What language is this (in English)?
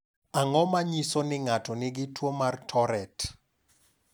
Luo (Kenya and Tanzania)